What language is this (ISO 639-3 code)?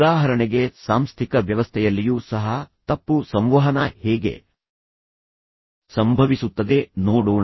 kan